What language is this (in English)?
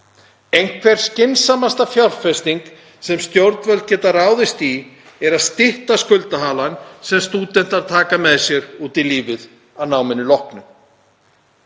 Icelandic